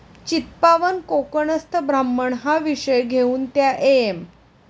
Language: Marathi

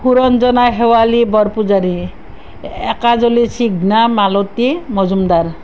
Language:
Assamese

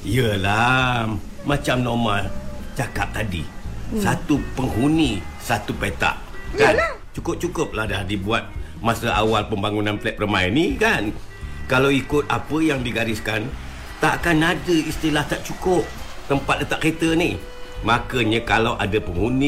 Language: Malay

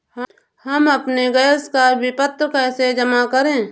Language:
Hindi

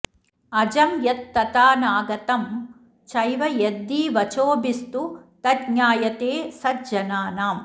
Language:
Sanskrit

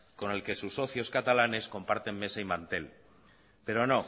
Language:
Spanish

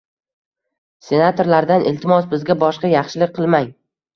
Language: Uzbek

